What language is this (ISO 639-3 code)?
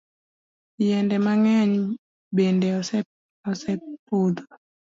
luo